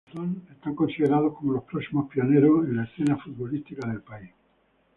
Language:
Spanish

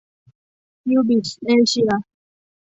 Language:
Thai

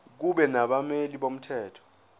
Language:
Zulu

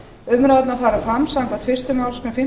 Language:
Icelandic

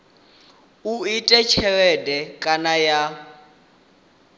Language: Venda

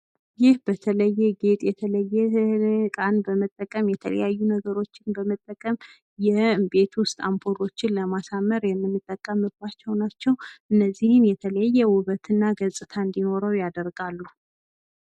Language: Amharic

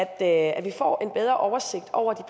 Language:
Danish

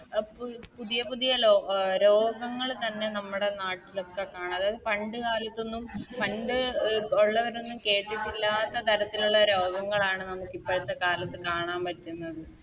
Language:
Malayalam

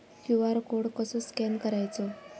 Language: Marathi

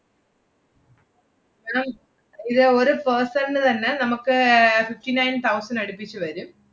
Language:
Malayalam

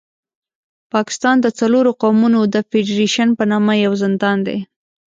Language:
Pashto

